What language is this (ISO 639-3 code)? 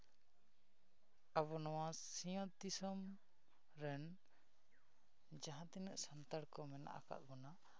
sat